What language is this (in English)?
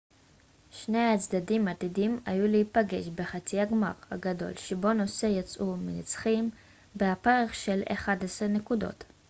Hebrew